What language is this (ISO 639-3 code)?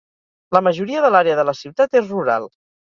cat